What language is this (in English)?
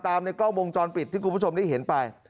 Thai